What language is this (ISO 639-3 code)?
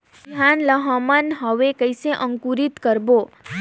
hne